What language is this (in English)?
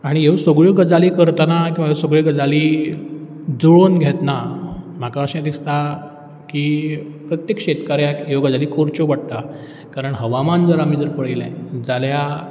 Konkani